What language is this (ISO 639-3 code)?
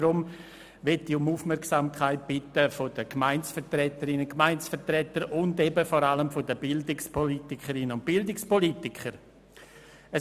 gsw